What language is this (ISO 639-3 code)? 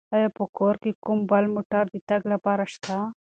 pus